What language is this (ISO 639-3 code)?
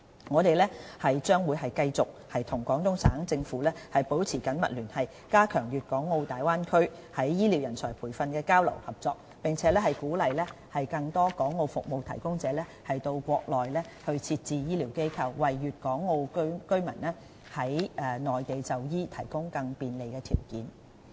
yue